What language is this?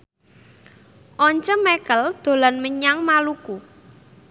Javanese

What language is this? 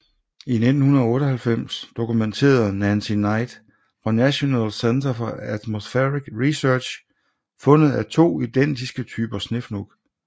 Danish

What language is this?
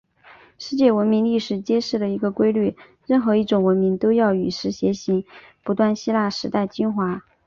Chinese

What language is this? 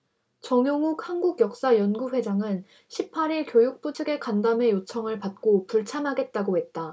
Korean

